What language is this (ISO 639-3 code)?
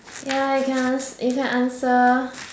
eng